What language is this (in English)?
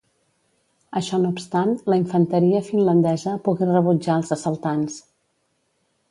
Catalan